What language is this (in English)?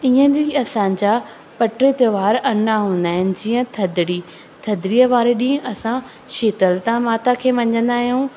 Sindhi